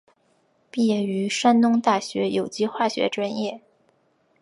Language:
Chinese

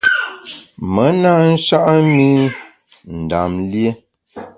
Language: Bamun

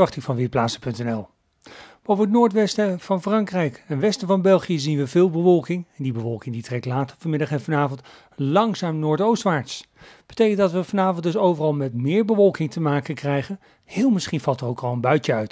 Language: Dutch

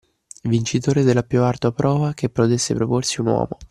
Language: Italian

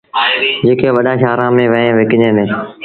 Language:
Sindhi Bhil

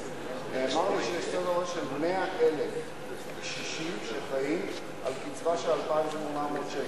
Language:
Hebrew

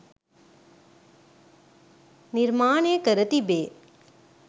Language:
Sinhala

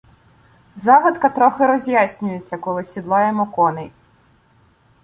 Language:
Ukrainian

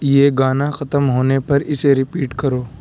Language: Urdu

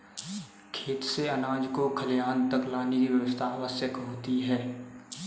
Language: Hindi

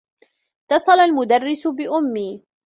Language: Arabic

